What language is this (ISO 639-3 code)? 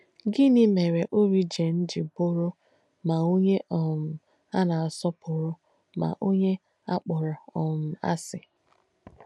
ibo